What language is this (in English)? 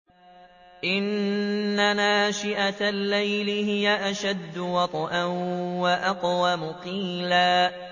Arabic